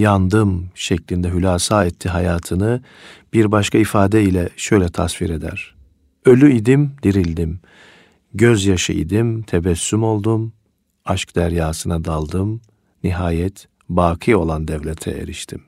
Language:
Turkish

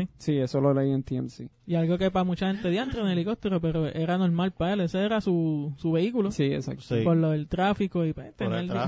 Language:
Spanish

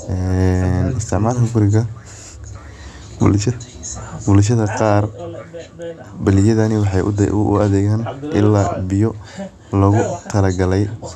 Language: Somali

